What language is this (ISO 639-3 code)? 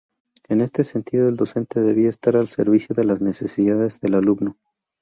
spa